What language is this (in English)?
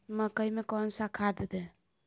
Magahi